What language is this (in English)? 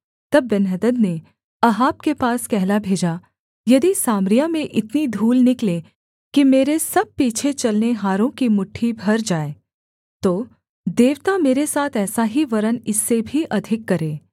Hindi